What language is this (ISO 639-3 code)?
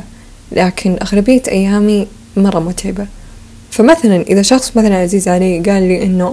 ara